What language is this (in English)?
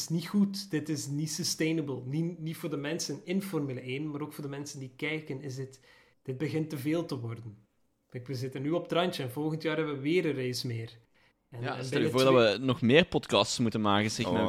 Dutch